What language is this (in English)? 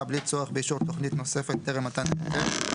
Hebrew